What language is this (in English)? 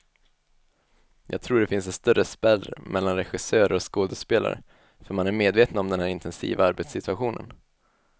Swedish